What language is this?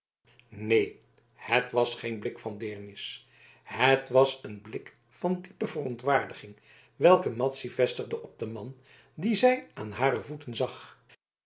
Dutch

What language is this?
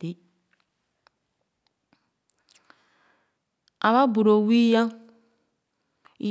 Khana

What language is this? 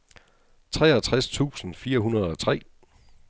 Danish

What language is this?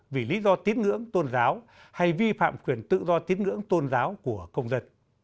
Vietnamese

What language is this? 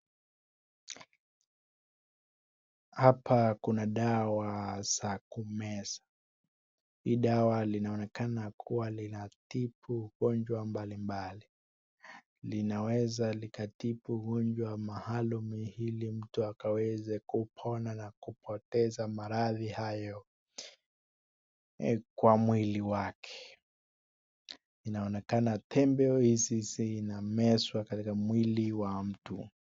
Swahili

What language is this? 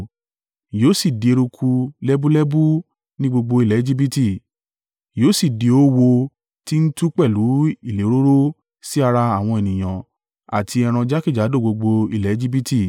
Yoruba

